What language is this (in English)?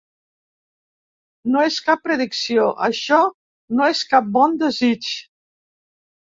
Catalan